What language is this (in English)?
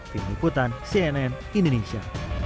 Indonesian